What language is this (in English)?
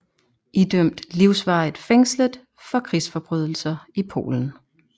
Danish